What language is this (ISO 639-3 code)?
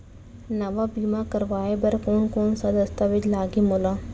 hne